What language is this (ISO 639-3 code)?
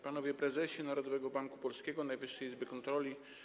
pol